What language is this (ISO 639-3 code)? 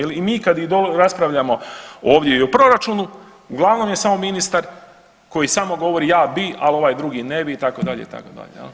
hrv